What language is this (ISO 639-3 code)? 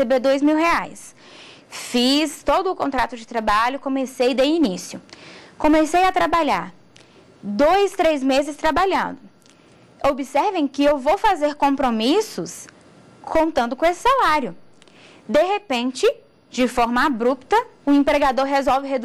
por